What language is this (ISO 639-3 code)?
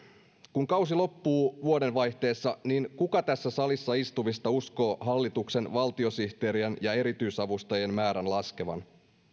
fin